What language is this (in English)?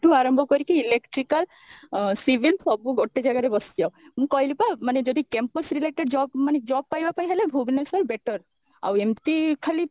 Odia